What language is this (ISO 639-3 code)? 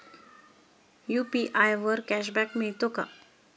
mar